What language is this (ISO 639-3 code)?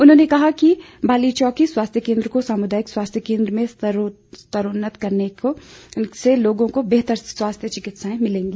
hin